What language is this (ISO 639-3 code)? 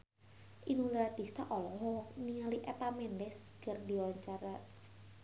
sun